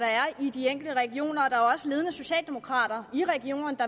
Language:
Danish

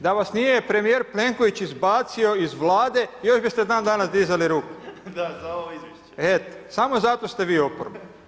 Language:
Croatian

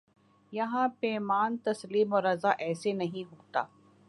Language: Urdu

